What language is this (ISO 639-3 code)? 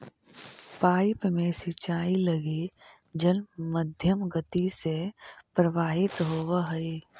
mag